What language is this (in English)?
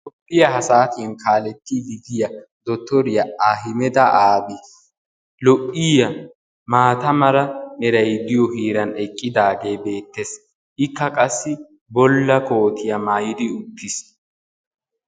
Wolaytta